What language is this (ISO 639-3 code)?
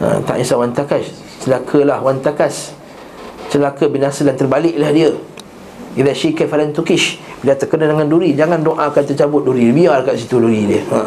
msa